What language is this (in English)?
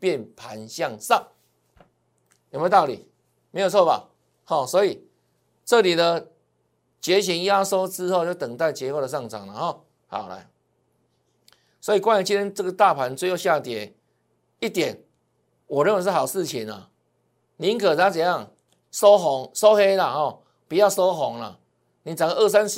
Chinese